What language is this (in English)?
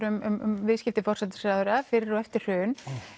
Icelandic